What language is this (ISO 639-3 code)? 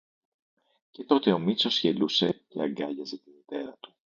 ell